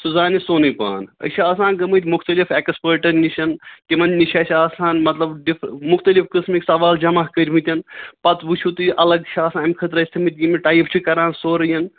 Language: Kashmiri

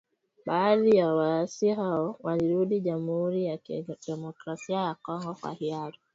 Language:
Swahili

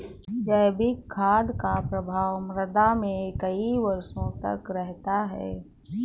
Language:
Hindi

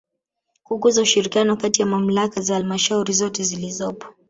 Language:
Swahili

